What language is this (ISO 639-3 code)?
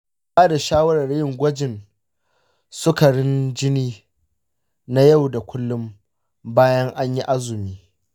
hau